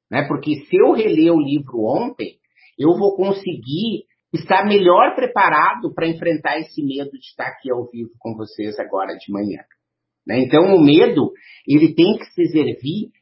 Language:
Portuguese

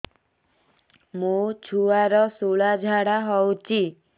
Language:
Odia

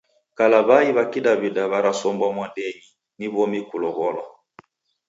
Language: Taita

